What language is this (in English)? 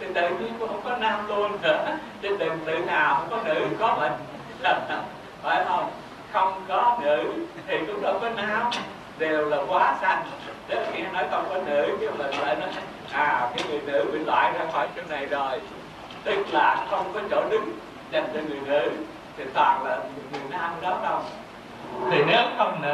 Vietnamese